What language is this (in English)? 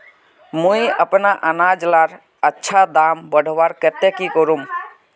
Magahi